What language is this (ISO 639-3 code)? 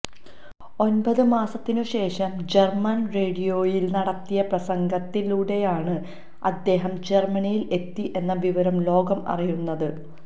mal